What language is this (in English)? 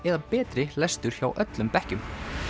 Icelandic